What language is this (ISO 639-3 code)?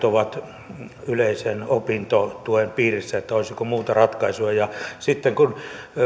fin